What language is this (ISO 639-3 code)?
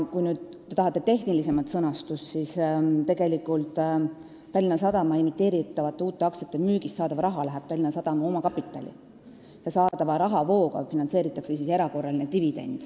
est